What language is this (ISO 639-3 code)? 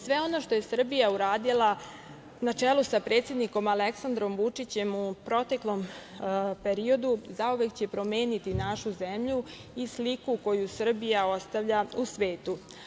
srp